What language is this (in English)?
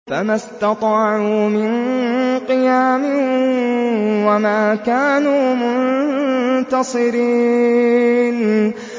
Arabic